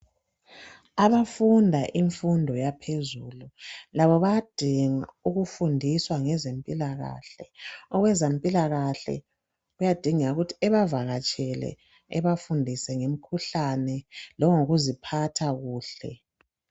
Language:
North Ndebele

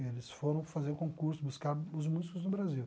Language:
Portuguese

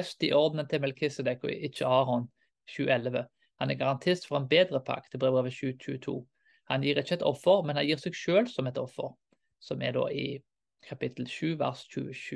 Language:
Danish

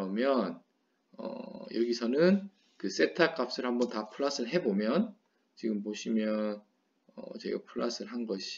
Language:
Korean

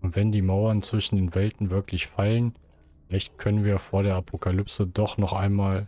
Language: German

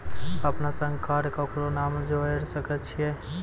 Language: Maithili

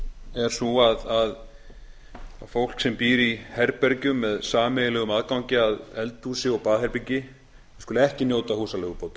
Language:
Icelandic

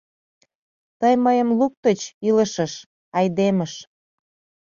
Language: Mari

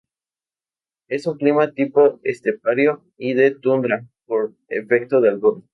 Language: Spanish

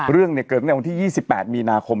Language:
Thai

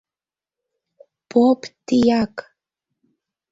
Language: Mari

